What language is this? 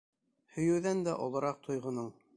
Bashkir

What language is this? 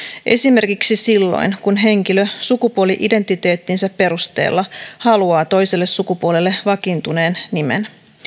Finnish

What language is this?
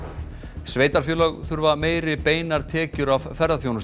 Icelandic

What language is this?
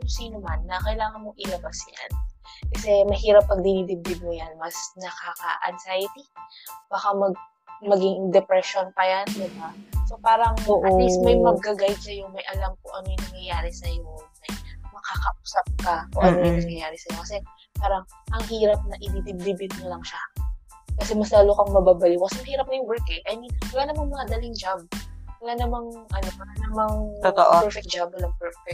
Filipino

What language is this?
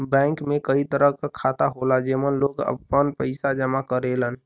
Bhojpuri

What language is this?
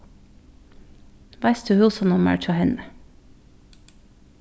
Faroese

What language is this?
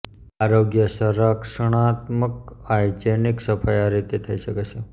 Gujarati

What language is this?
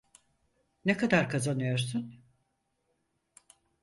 Turkish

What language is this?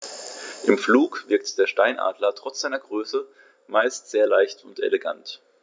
German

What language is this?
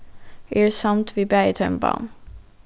Faroese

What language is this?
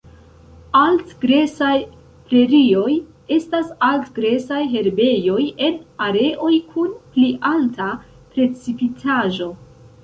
Esperanto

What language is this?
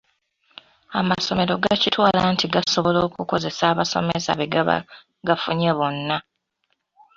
Ganda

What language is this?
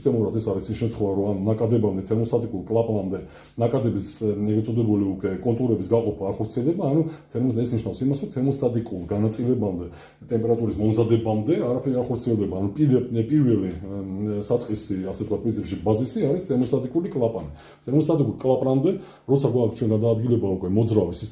Georgian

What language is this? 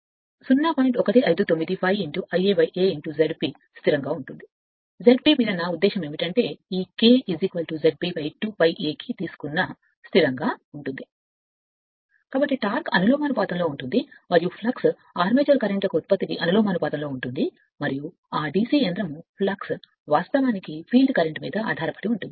Telugu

